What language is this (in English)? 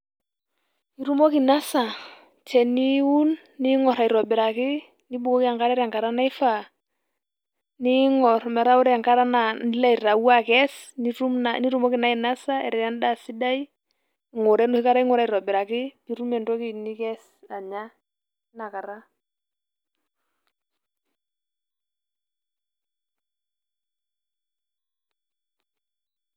Masai